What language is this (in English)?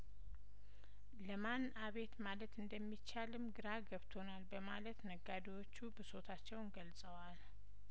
Amharic